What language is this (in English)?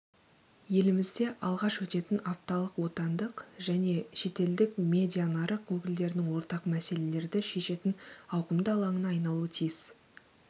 Kazakh